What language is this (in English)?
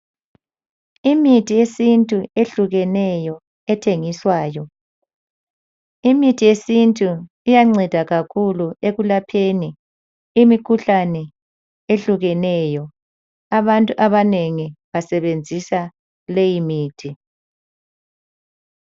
North Ndebele